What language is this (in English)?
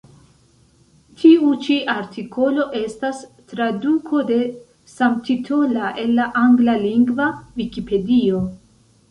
Esperanto